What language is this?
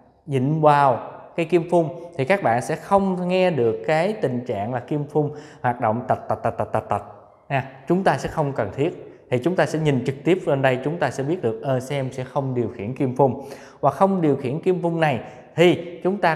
Vietnamese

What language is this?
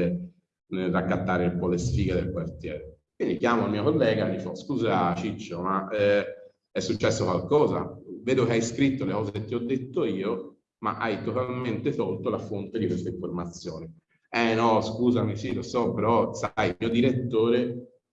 Italian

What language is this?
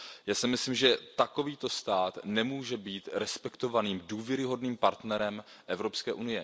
Czech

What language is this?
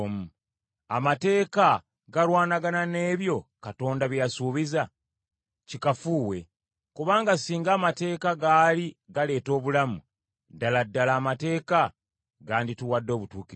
Ganda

